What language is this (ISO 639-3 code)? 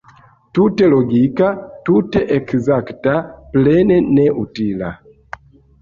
epo